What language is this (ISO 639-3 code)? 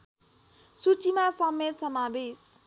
nep